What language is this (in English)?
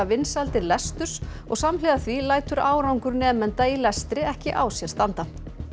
Icelandic